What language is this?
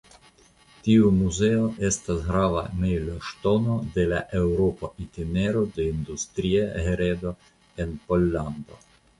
Esperanto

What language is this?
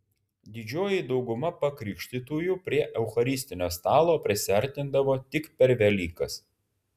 Lithuanian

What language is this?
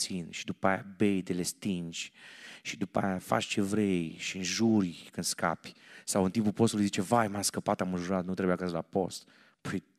Romanian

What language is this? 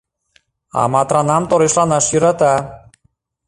Mari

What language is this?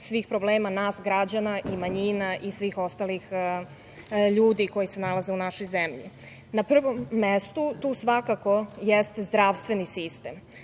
Serbian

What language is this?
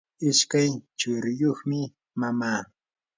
Yanahuanca Pasco Quechua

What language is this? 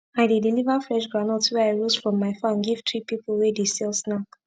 Nigerian Pidgin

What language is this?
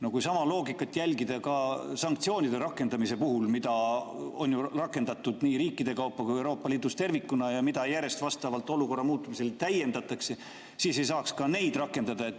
Estonian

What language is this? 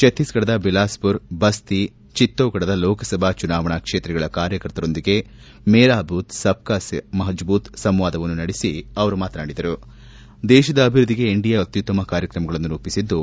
Kannada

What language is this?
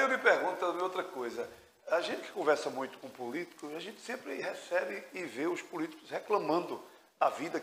Portuguese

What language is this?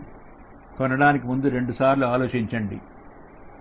Telugu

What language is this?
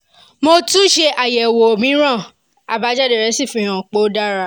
Yoruba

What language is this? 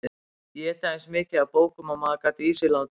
Icelandic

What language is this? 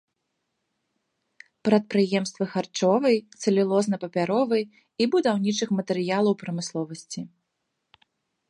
Belarusian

